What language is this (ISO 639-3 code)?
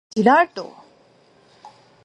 szy